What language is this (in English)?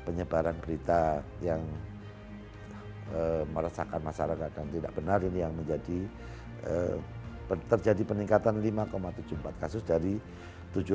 Indonesian